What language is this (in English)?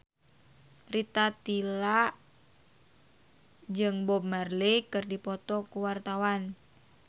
Sundanese